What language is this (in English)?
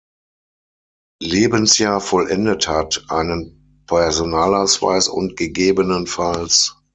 German